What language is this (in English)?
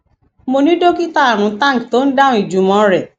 Yoruba